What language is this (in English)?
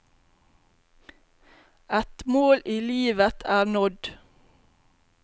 Norwegian